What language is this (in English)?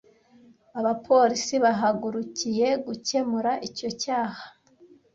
Kinyarwanda